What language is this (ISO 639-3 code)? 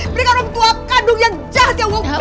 ind